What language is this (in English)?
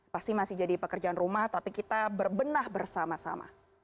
Indonesian